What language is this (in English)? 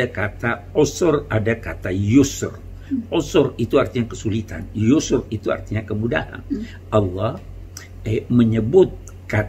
Indonesian